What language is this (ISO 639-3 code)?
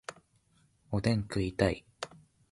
jpn